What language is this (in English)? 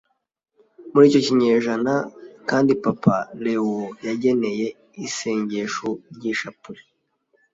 Kinyarwanda